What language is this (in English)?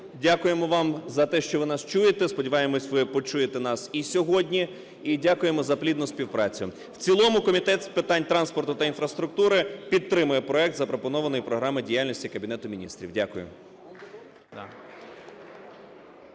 Ukrainian